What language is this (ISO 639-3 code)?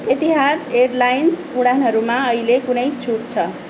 nep